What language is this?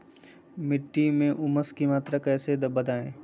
Magahi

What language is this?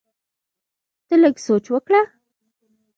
Pashto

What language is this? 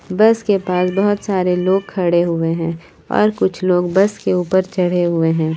Hindi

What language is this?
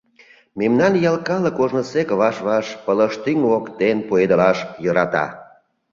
Mari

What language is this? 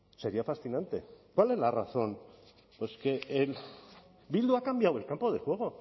Spanish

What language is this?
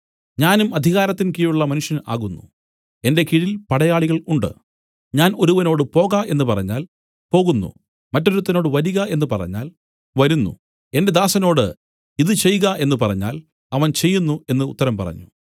Malayalam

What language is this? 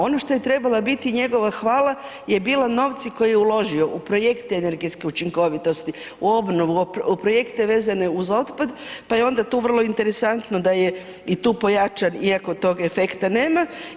Croatian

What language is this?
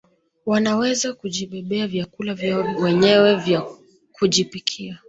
Swahili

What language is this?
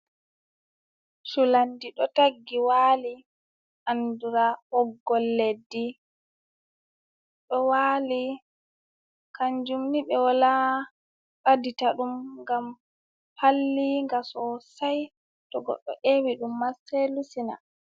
Fula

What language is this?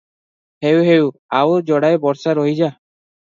Odia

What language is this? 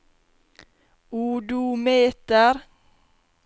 Norwegian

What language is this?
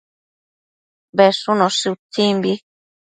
Matsés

